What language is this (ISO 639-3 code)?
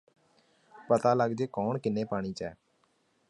pan